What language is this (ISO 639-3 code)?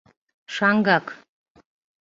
chm